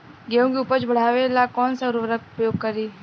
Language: Bhojpuri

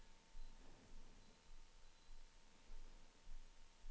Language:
Norwegian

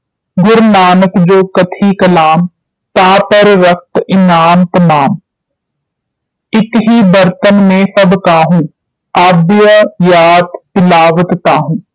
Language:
Punjabi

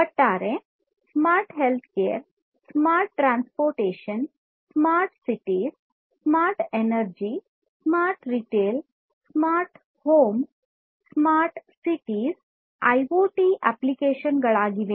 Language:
Kannada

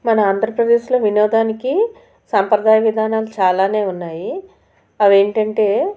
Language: Telugu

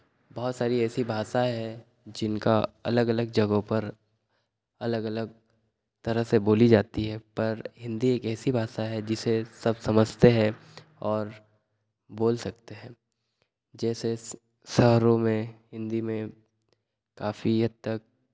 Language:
Hindi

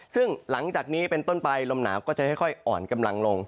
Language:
Thai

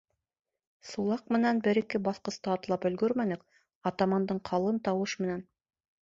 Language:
Bashkir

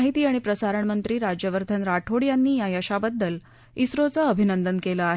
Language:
Marathi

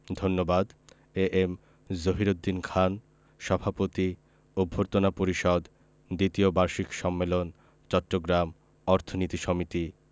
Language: Bangla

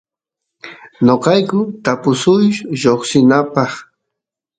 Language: Santiago del Estero Quichua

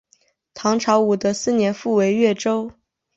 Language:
Chinese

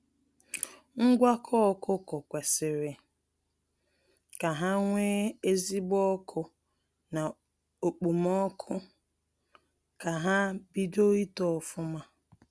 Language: Igbo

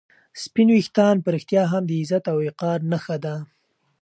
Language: Pashto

